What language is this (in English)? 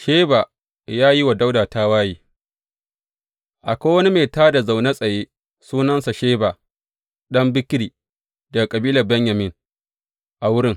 Hausa